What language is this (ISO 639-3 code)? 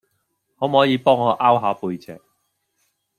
yue